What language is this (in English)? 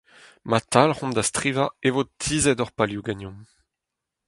Breton